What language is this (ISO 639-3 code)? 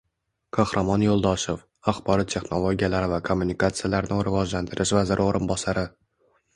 uzb